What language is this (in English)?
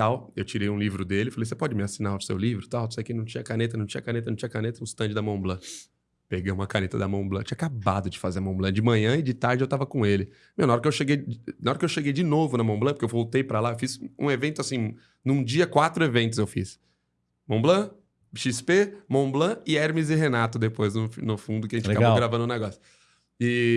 Portuguese